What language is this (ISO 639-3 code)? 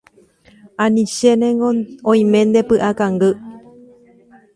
grn